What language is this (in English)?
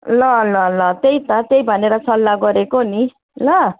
Nepali